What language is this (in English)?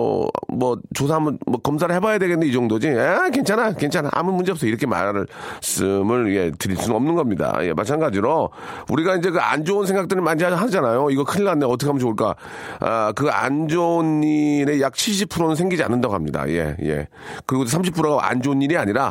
Korean